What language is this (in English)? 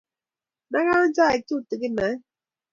Kalenjin